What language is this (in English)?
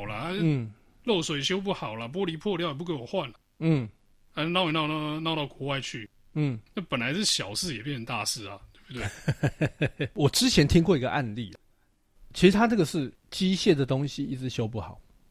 Chinese